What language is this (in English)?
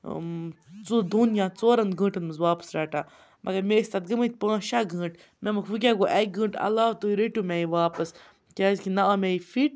Kashmiri